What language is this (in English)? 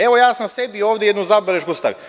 Serbian